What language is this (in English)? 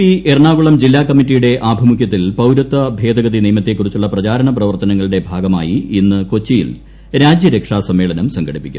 Malayalam